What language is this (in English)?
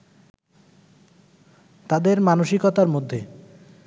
Bangla